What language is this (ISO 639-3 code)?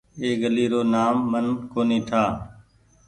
gig